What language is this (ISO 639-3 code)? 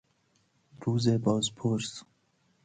fas